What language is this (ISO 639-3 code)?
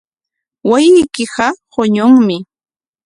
qwa